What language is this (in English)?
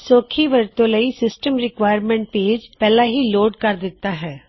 Punjabi